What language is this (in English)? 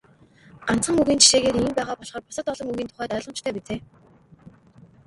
Mongolian